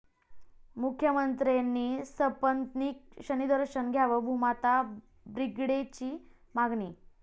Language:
Marathi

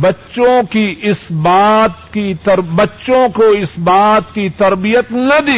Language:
Urdu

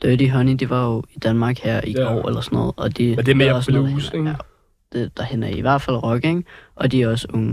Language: Danish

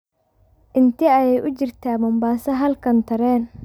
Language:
Somali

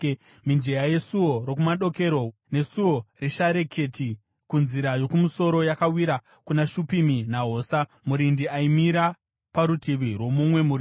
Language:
Shona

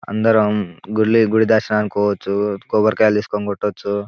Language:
Telugu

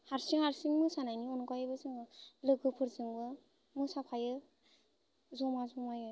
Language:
Bodo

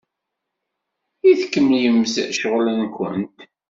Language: Kabyle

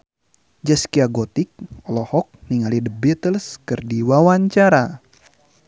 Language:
Sundanese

